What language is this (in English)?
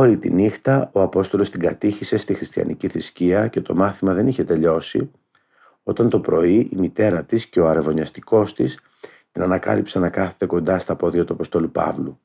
Greek